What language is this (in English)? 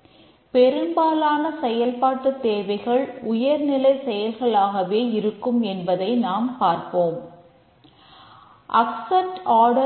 Tamil